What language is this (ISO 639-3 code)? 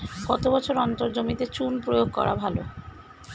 ben